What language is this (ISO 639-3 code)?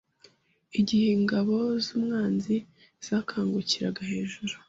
kin